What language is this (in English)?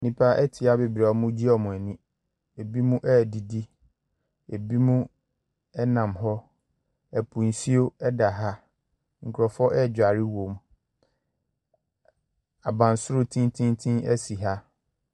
Akan